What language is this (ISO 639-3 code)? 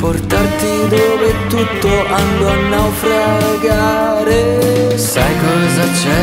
lav